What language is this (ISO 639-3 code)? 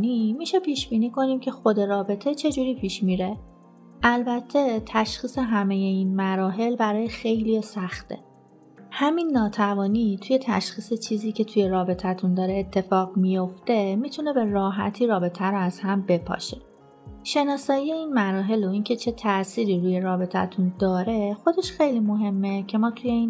fas